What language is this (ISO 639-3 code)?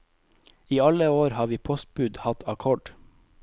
nor